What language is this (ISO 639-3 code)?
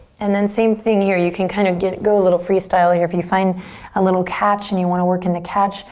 eng